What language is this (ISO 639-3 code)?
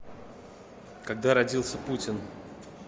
rus